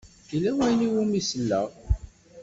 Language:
Kabyle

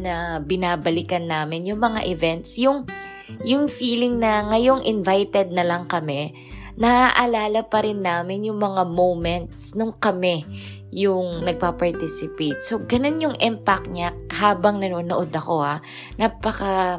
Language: Filipino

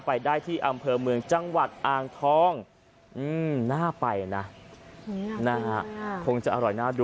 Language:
Thai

